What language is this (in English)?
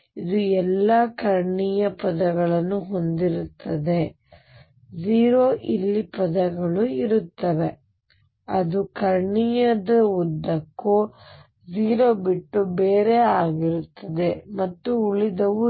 Kannada